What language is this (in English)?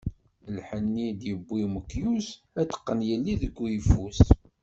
Kabyle